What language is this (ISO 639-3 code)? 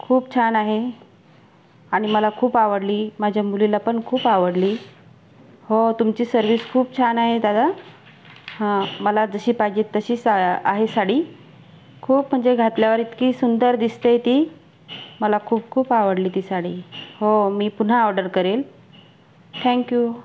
mar